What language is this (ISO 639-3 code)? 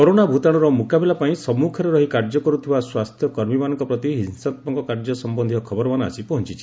ori